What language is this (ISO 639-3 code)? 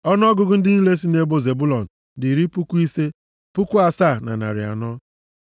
ibo